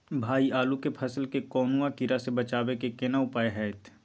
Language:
Maithili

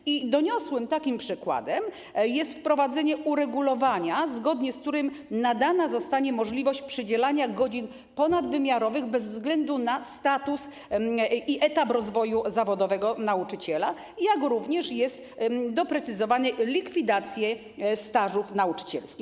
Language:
Polish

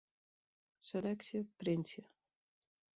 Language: Western Frisian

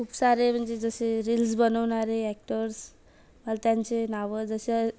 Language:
Marathi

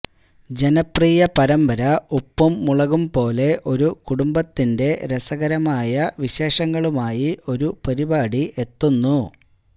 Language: Malayalam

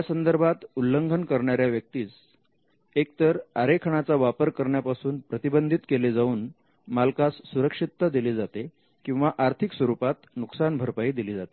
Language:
Marathi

